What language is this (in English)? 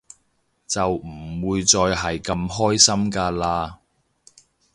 Cantonese